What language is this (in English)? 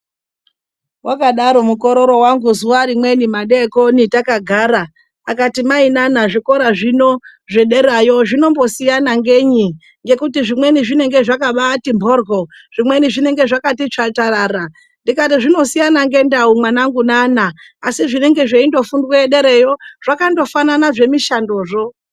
Ndau